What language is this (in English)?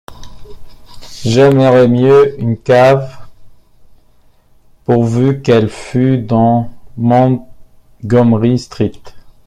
French